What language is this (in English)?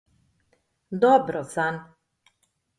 Slovenian